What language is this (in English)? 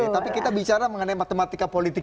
Indonesian